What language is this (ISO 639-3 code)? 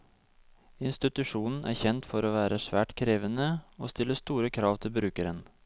nor